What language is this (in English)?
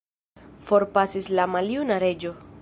Esperanto